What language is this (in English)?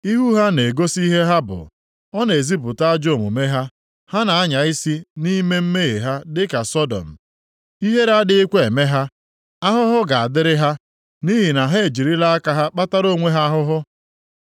Igbo